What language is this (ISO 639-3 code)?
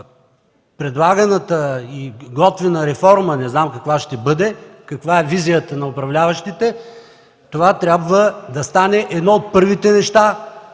bul